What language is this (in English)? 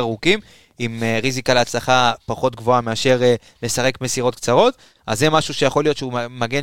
Hebrew